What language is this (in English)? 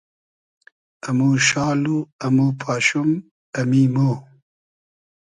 Hazaragi